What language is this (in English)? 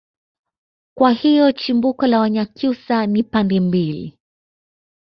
Swahili